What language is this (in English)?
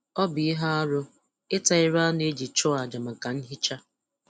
Igbo